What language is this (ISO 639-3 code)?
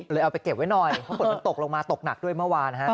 tha